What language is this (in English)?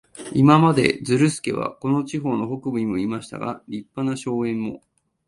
Japanese